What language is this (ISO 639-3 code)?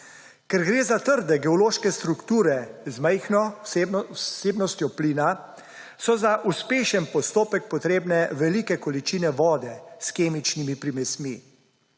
slv